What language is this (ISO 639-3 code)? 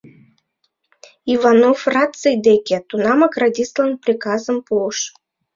chm